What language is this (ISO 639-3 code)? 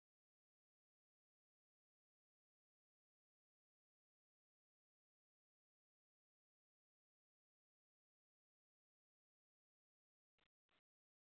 hin